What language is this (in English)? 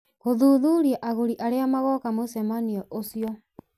Kikuyu